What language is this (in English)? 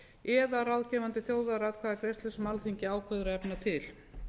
Icelandic